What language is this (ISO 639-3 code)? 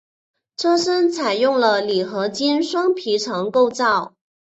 zho